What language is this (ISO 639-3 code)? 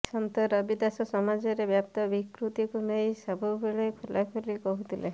ori